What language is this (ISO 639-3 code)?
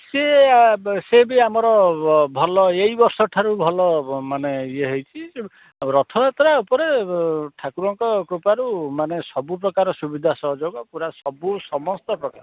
ori